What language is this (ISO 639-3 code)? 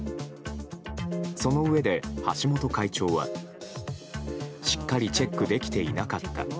jpn